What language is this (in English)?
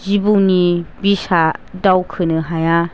Bodo